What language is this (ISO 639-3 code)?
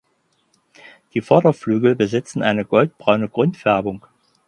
deu